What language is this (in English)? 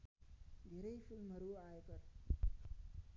Nepali